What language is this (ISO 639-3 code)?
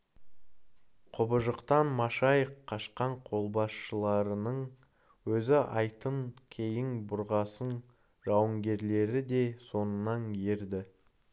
kaz